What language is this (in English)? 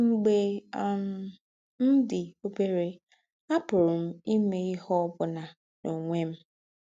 Igbo